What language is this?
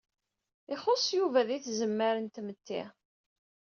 Kabyle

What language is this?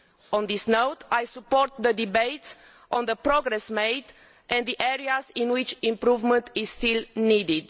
English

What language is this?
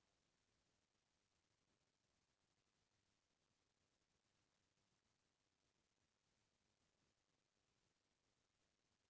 Chhattisgarhi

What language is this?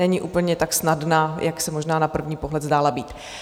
Czech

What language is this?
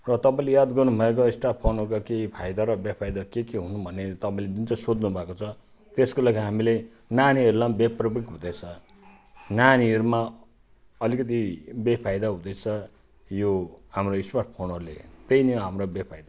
Nepali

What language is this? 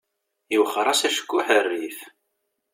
Kabyle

